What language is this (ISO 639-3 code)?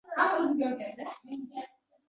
uzb